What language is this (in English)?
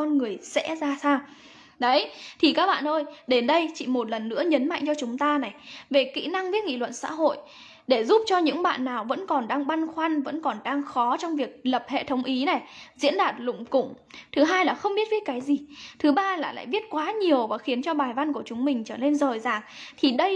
Vietnamese